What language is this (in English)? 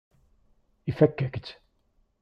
Kabyle